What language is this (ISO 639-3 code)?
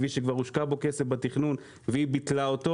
heb